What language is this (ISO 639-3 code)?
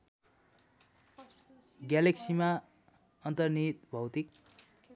nep